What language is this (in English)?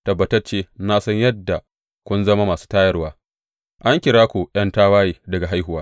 Hausa